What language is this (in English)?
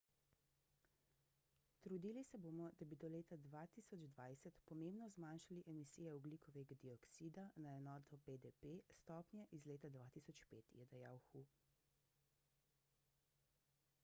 Slovenian